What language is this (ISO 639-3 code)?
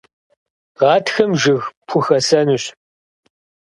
kbd